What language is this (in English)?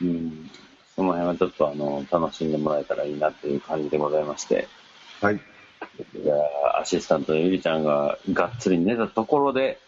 Japanese